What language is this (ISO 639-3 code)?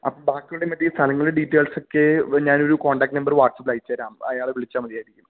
mal